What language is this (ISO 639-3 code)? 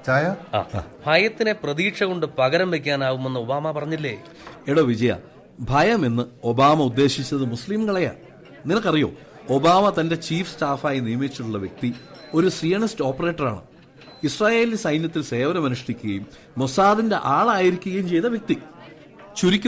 mal